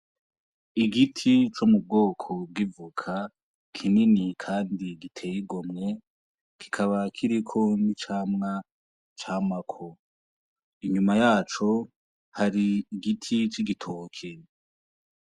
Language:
Rundi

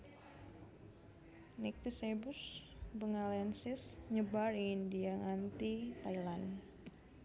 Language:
Javanese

